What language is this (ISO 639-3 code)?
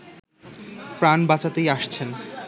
ben